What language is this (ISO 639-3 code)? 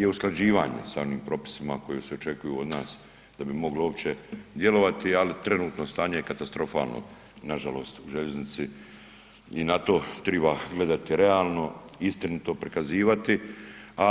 hrv